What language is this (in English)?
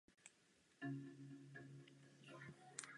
Czech